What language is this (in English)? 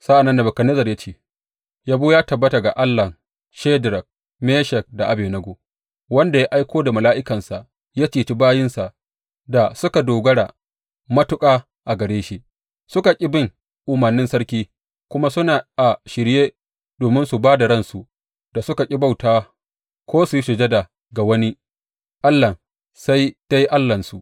Hausa